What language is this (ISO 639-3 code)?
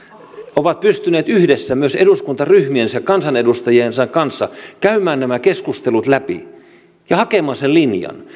fin